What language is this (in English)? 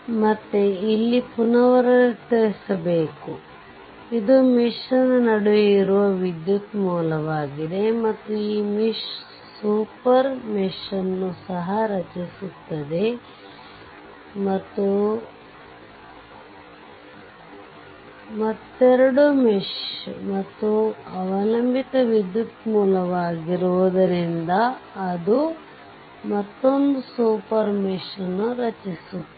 Kannada